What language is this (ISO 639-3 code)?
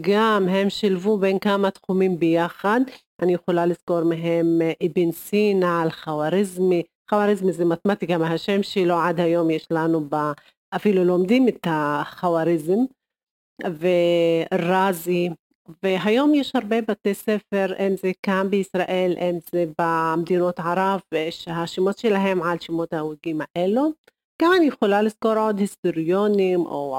heb